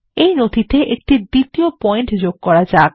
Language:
Bangla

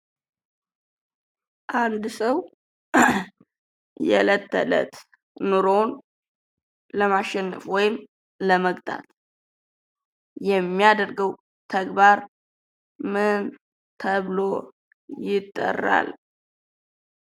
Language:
Amharic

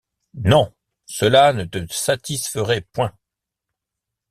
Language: French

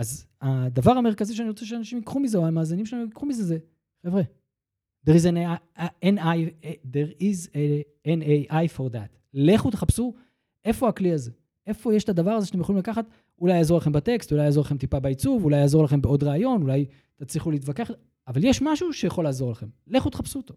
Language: Hebrew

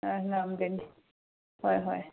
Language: Manipuri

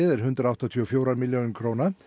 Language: Icelandic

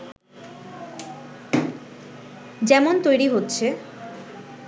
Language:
Bangla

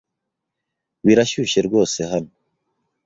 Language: Kinyarwanda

